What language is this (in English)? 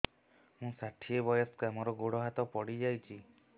Odia